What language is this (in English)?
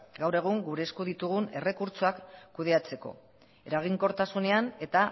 Basque